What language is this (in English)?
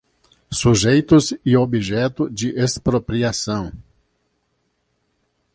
Portuguese